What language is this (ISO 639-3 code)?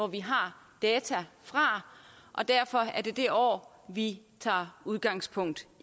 dan